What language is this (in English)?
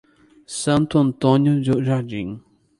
Portuguese